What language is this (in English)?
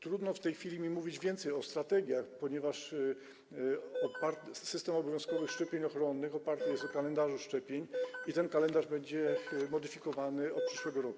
Polish